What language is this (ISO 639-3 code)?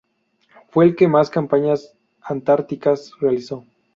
spa